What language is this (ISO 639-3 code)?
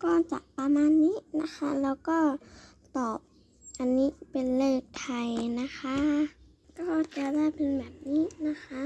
tha